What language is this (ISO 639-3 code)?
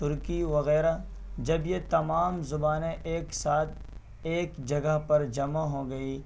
urd